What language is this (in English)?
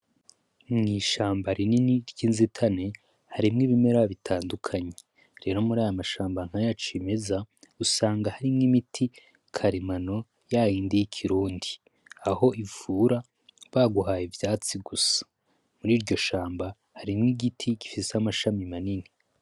Rundi